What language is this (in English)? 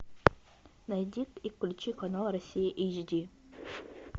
Russian